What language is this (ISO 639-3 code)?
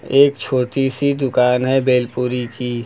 hin